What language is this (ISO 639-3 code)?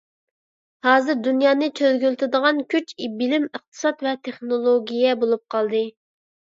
uig